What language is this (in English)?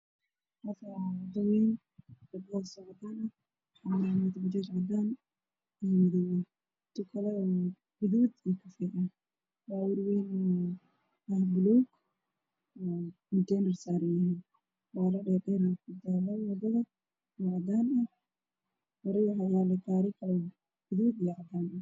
Somali